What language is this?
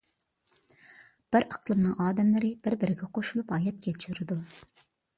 Uyghur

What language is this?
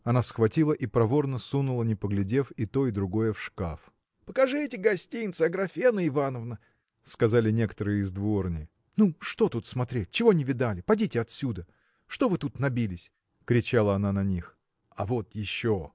Russian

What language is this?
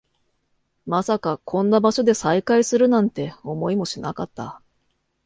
Japanese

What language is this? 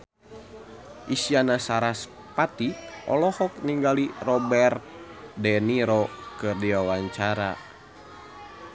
Sundanese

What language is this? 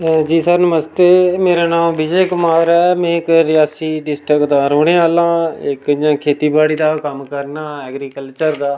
Dogri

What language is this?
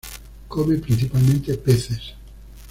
Spanish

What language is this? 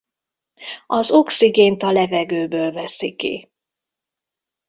Hungarian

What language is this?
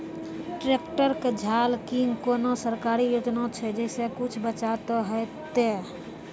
Maithili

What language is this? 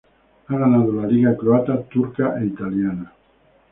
Spanish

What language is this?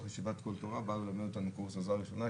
Hebrew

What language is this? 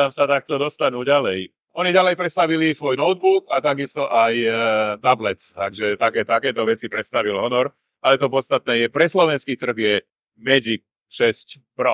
Slovak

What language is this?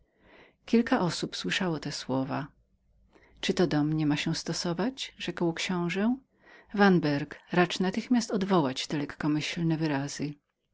Polish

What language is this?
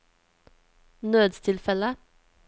Norwegian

